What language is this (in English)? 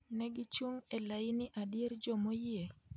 Luo (Kenya and Tanzania)